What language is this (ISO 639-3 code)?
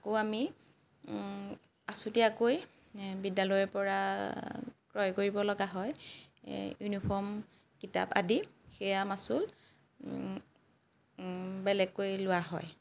asm